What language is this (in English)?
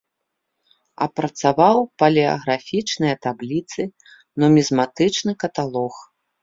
Belarusian